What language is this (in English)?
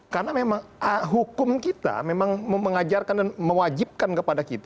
Indonesian